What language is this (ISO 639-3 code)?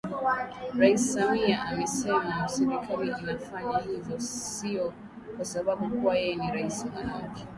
swa